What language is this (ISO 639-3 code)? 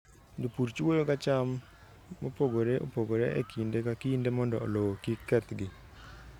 luo